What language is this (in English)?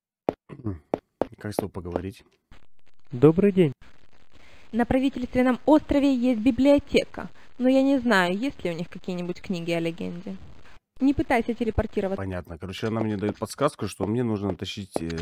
Russian